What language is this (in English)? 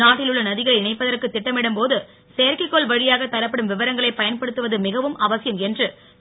Tamil